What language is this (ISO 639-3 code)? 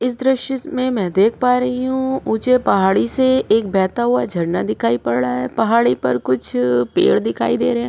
hin